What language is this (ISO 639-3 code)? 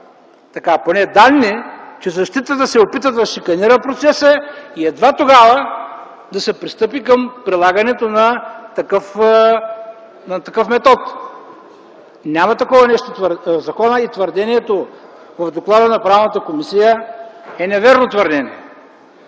bul